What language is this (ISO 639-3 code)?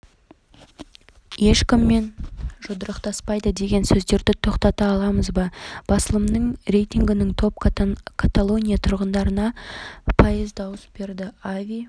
kaz